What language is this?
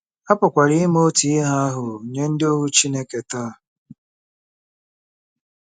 Igbo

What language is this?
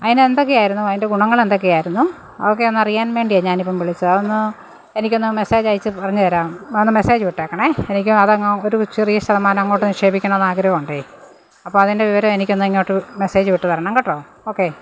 Malayalam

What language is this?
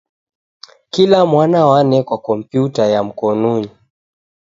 Taita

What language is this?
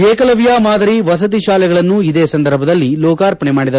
Kannada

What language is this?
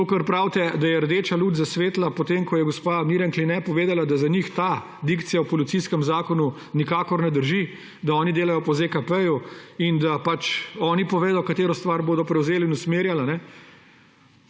Slovenian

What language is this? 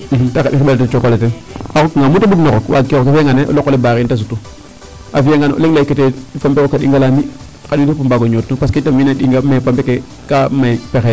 Serer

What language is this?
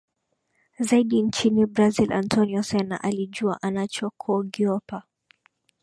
Swahili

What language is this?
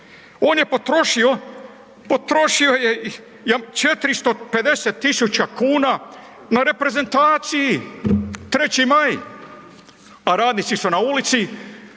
Croatian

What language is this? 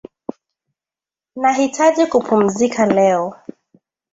Swahili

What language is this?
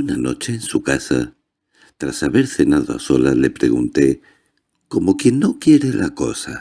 Spanish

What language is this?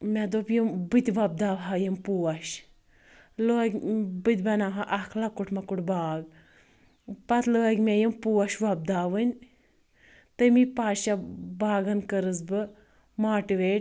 Kashmiri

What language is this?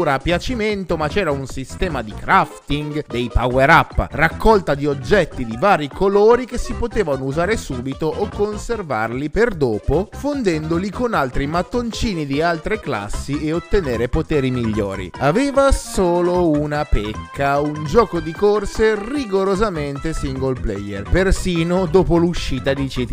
Italian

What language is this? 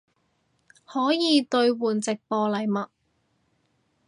Cantonese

